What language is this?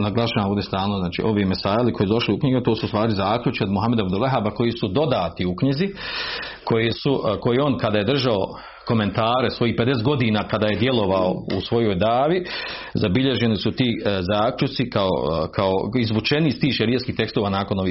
Croatian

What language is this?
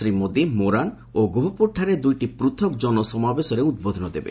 Odia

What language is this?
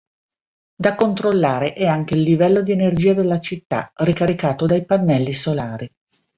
Italian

